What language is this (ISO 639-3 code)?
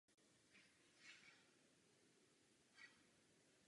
ces